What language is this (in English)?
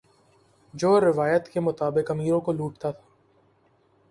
Urdu